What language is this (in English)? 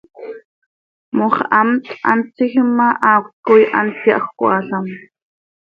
Seri